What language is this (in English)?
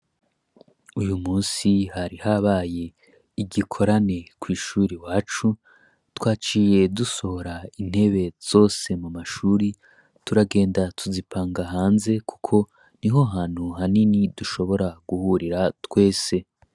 Rundi